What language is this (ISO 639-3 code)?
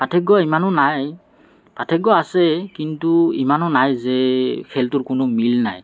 asm